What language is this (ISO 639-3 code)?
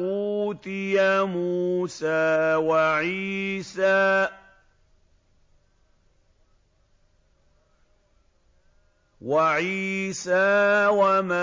ara